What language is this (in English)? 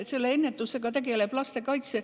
Estonian